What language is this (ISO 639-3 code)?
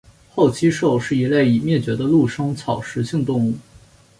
zho